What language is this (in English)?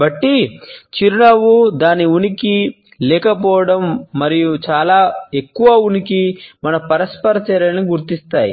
Telugu